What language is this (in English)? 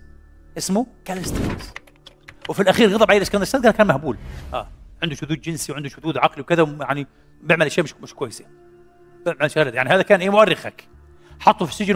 Arabic